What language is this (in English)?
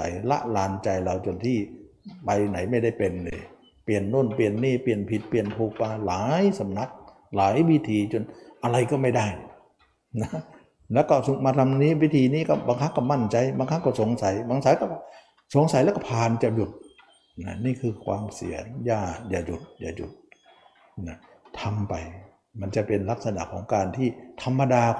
Thai